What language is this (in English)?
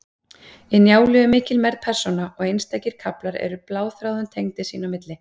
Icelandic